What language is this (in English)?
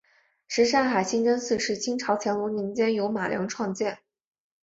Chinese